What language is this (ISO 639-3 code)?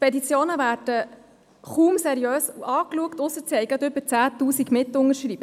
gsw